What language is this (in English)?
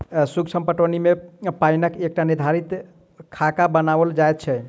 Maithili